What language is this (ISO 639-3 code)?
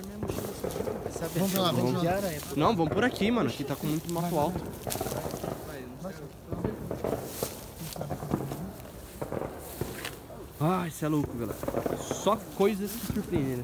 por